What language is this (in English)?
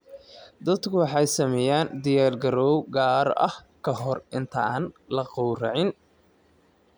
Somali